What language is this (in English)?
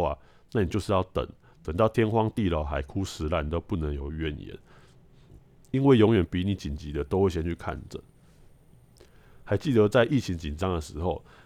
Chinese